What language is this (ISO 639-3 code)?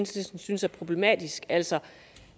dan